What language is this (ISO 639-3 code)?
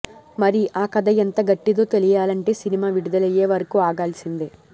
tel